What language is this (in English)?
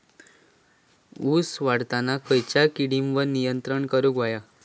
Marathi